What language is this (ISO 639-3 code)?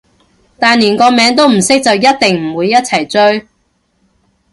yue